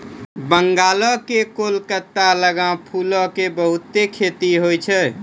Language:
Maithili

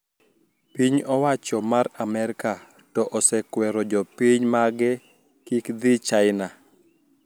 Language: Luo (Kenya and Tanzania)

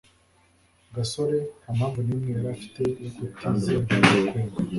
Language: Kinyarwanda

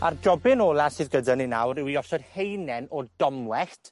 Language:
Welsh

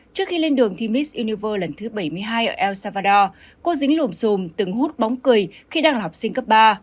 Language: Vietnamese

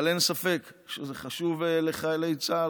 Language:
Hebrew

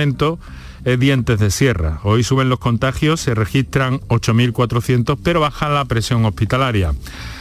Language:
Spanish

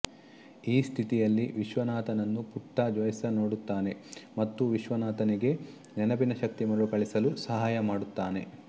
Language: Kannada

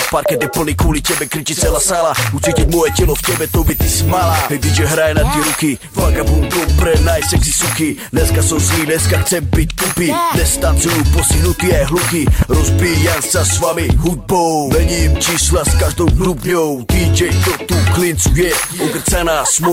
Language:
Slovak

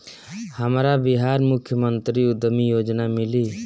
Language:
Bhojpuri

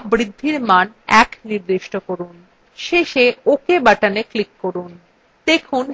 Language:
Bangla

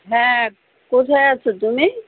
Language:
Bangla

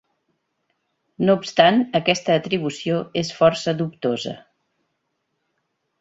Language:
Catalan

